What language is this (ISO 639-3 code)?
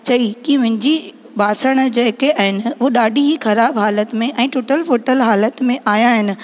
snd